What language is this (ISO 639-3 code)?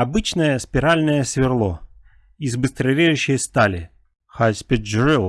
rus